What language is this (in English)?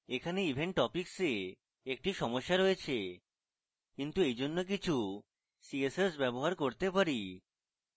Bangla